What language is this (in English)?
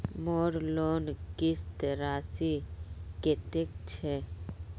Magahi